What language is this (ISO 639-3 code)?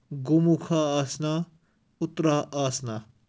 kas